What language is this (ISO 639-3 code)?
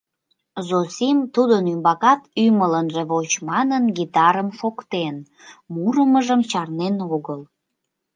chm